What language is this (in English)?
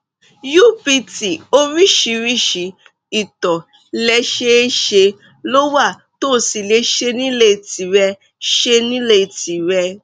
Yoruba